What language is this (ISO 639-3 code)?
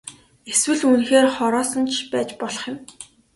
mon